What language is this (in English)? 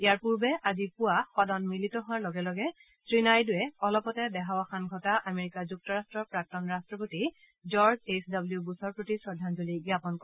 Assamese